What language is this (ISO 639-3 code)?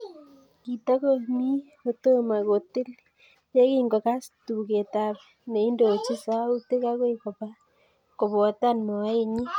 kln